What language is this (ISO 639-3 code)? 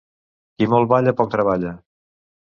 cat